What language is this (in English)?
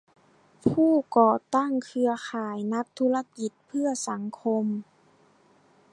Thai